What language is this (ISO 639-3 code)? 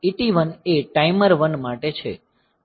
guj